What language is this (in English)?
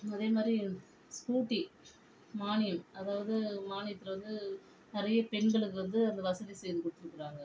Tamil